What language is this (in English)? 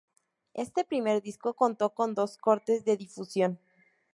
Spanish